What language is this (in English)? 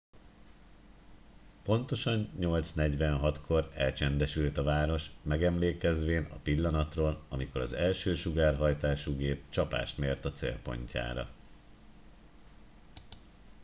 Hungarian